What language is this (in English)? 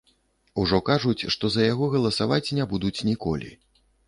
Belarusian